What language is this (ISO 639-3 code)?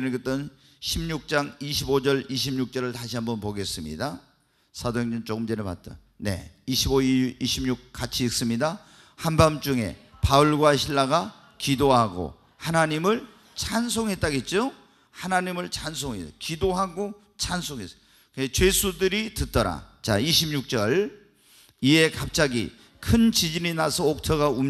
kor